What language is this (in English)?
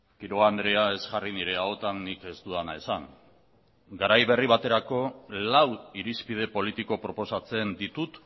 Basque